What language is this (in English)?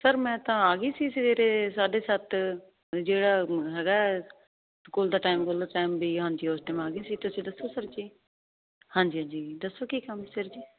Punjabi